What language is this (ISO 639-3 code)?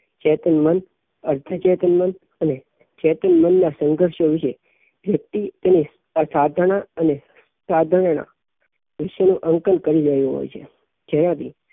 guj